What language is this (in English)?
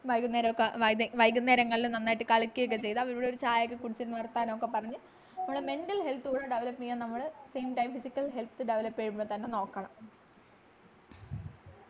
Malayalam